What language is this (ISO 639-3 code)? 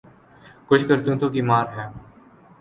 urd